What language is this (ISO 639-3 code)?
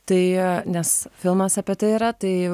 lit